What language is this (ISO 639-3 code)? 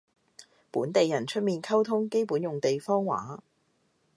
yue